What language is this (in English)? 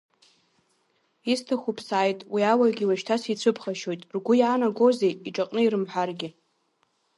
Abkhazian